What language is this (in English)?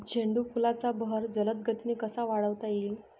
Marathi